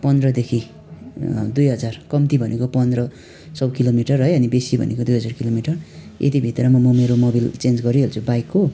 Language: Nepali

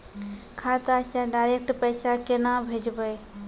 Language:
Maithili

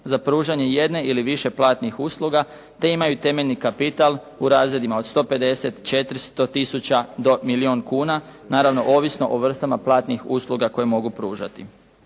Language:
Croatian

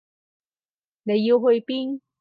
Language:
Cantonese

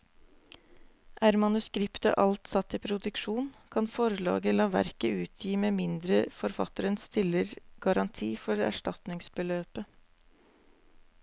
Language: Norwegian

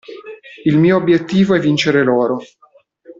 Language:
Italian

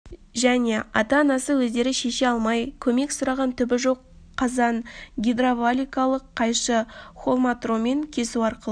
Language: Kazakh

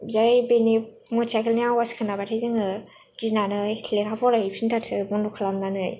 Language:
Bodo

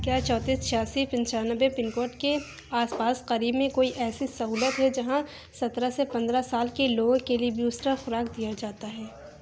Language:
Urdu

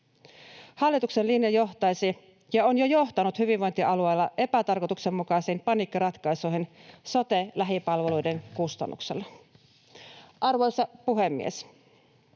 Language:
Finnish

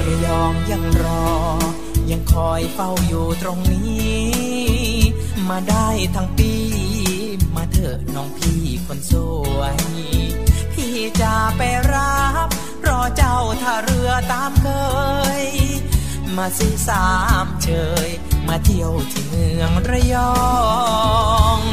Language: Thai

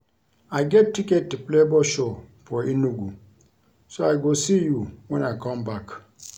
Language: Nigerian Pidgin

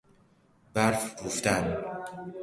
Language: Persian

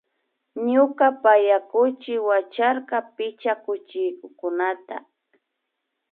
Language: Imbabura Highland Quichua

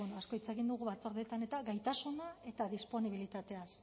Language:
Basque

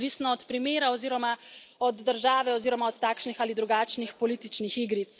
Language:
Slovenian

